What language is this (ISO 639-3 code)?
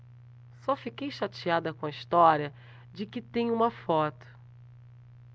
por